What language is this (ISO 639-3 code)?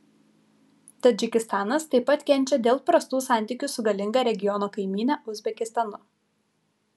lit